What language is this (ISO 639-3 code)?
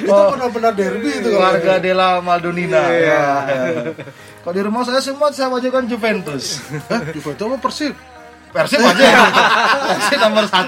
ind